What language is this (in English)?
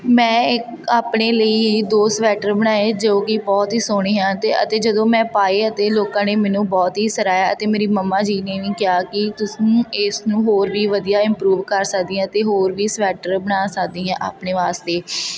Punjabi